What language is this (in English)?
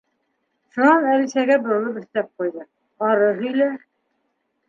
Bashkir